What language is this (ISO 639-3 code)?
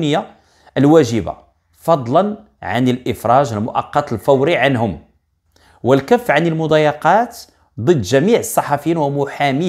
ara